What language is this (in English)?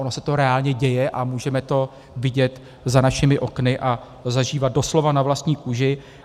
Czech